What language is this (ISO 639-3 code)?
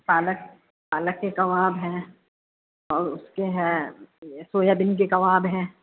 snd